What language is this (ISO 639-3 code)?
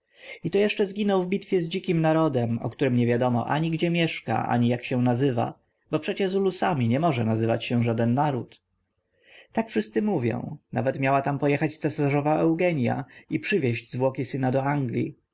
pol